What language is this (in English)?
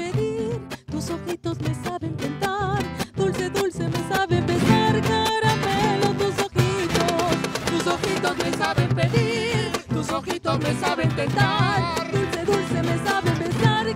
Spanish